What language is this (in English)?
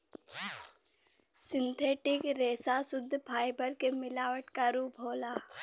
Bhojpuri